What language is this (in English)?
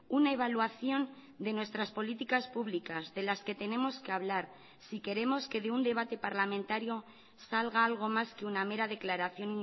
Spanish